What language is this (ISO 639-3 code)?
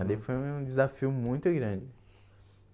por